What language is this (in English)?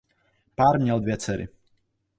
Czech